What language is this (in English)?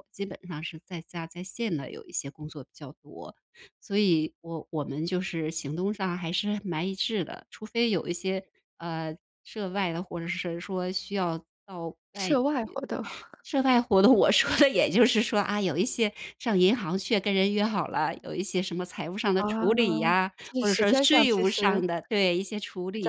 Chinese